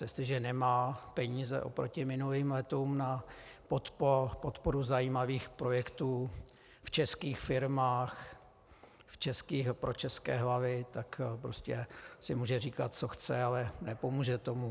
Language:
Czech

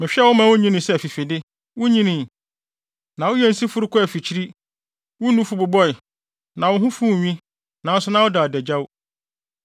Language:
Akan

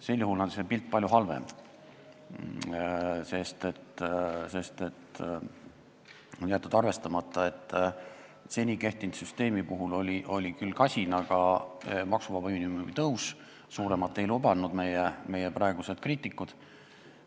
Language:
Estonian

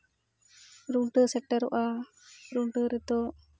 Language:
Santali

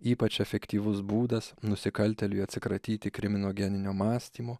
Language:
Lithuanian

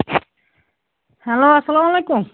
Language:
Kashmiri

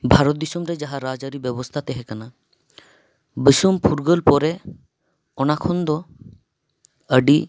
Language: Santali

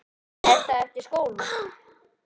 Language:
Icelandic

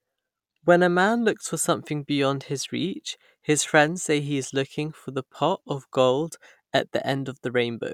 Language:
English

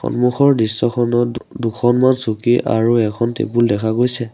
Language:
Assamese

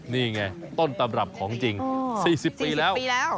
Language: Thai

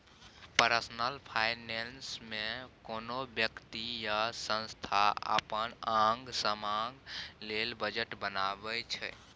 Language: Maithili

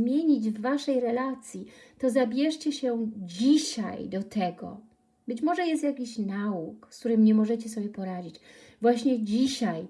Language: Polish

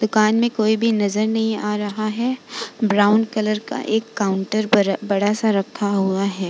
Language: Hindi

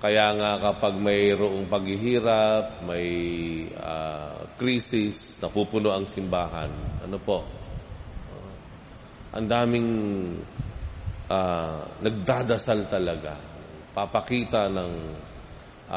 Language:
Filipino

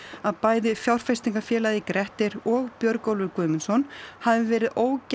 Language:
Icelandic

